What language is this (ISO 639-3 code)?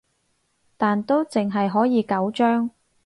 yue